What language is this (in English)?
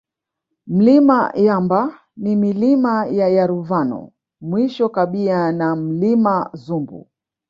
Swahili